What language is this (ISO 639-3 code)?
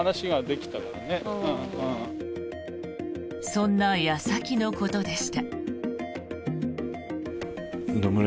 jpn